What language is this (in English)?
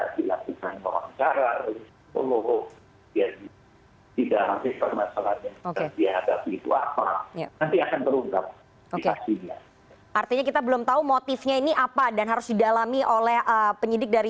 Indonesian